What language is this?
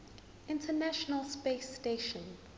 Zulu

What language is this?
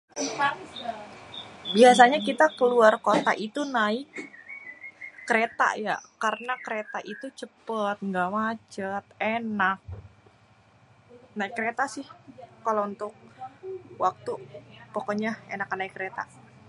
Betawi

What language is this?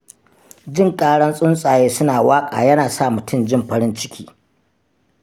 Hausa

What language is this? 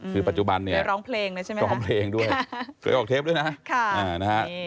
Thai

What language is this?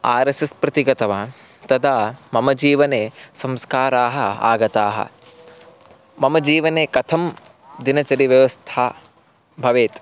Sanskrit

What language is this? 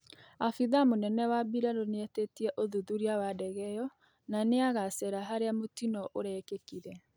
Kikuyu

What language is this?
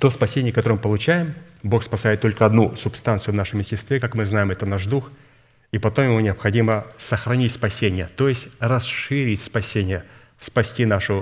Russian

